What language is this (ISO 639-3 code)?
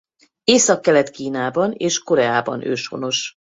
hun